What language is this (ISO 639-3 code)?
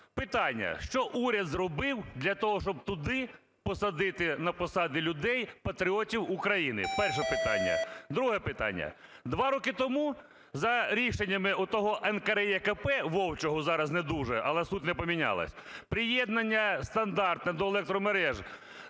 ukr